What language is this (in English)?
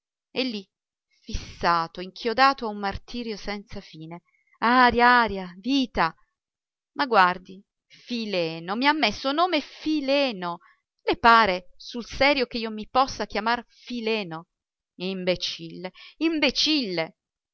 Italian